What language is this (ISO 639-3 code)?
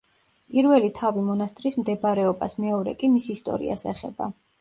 kat